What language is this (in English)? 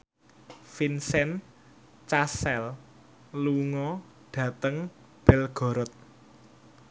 Javanese